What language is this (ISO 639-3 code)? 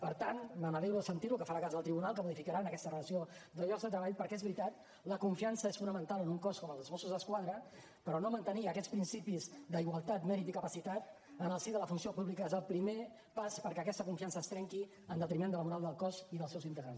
cat